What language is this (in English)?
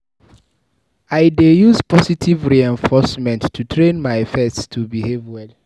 Nigerian Pidgin